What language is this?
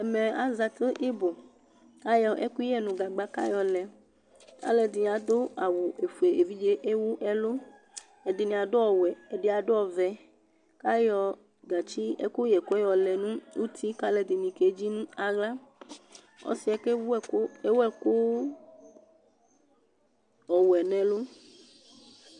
Ikposo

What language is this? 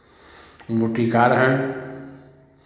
Hindi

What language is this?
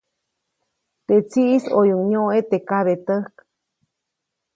Copainalá Zoque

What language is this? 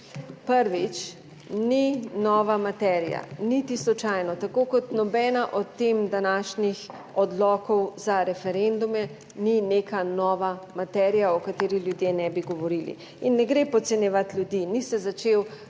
Slovenian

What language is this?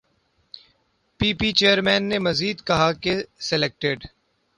Urdu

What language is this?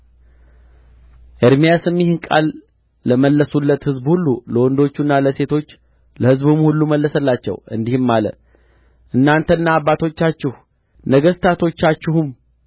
Amharic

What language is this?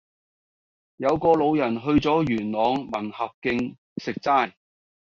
Cantonese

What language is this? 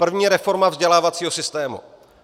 Czech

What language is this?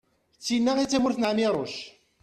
Kabyle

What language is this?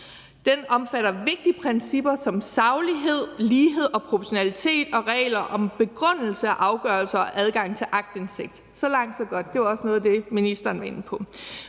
Danish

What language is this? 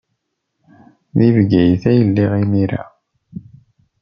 Kabyle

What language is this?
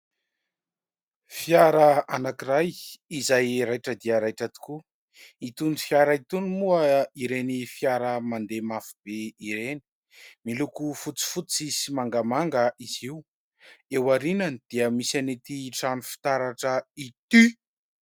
Malagasy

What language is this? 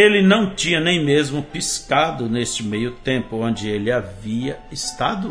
Portuguese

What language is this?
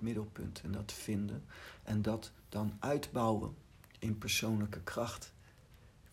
Dutch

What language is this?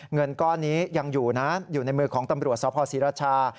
Thai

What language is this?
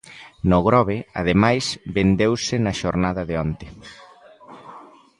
Galician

